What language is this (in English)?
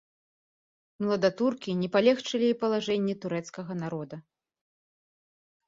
Belarusian